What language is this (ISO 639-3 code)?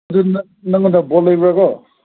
mni